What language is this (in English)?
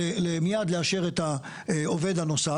Hebrew